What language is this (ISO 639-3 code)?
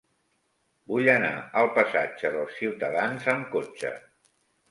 cat